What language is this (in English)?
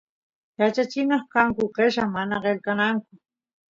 Santiago del Estero Quichua